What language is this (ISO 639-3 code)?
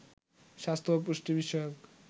ben